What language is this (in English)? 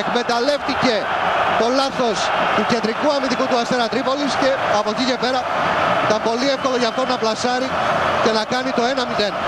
Greek